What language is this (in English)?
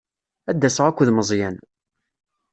Kabyle